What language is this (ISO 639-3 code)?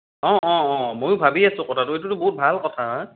asm